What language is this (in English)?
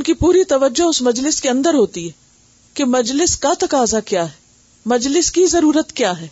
Urdu